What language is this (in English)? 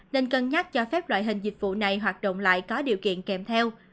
Vietnamese